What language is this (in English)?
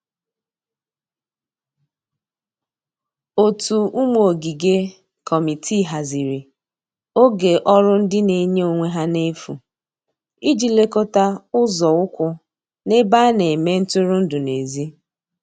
Igbo